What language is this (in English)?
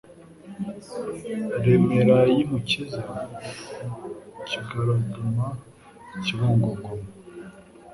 Kinyarwanda